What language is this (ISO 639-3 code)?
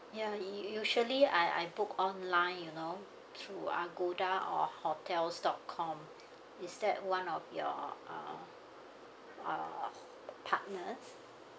eng